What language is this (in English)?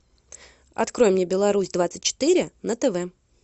Russian